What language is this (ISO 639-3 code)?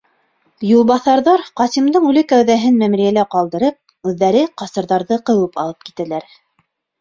bak